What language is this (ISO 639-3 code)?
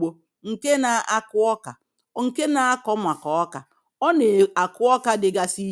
ibo